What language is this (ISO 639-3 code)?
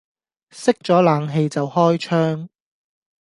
yue